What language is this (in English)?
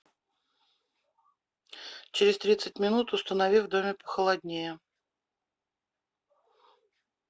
Russian